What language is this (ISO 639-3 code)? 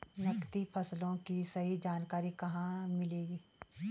hin